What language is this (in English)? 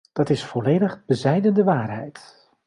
Dutch